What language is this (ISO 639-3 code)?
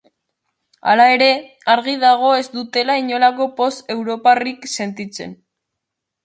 eus